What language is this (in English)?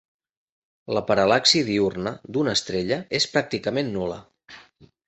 Catalan